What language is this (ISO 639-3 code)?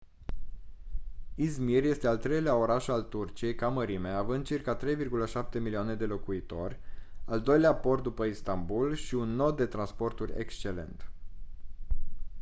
ron